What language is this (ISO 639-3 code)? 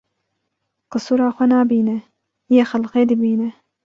kur